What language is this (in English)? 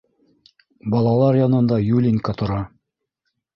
Bashkir